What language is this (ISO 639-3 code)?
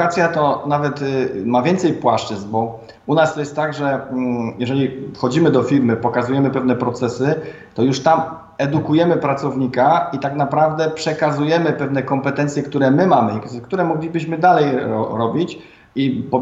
pol